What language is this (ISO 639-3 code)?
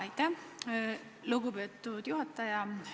est